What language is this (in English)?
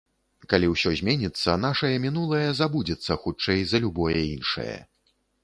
Belarusian